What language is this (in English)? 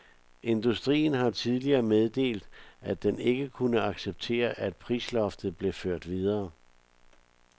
Danish